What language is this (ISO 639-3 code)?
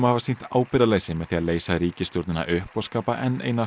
isl